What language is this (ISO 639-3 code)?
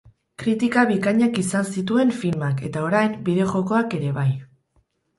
eus